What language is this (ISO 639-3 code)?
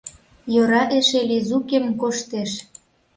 chm